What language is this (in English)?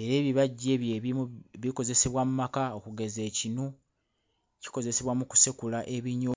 Ganda